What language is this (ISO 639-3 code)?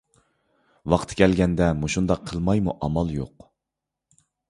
uig